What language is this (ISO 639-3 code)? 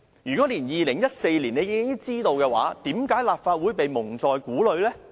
yue